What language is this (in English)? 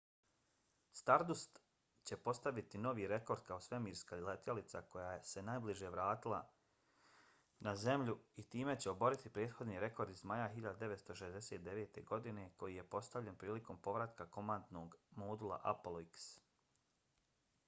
Bosnian